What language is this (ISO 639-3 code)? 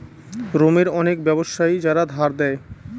ben